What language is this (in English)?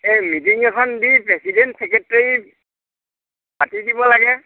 Assamese